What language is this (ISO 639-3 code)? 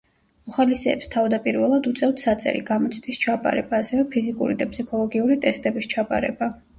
kat